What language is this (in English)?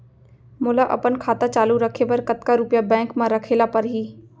Chhattisgarhi